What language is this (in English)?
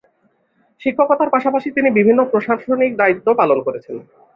Bangla